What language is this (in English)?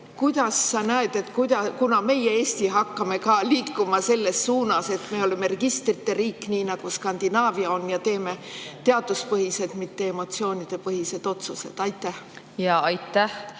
Estonian